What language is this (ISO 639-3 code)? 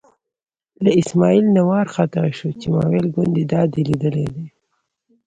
pus